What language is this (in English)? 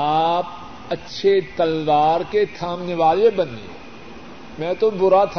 Urdu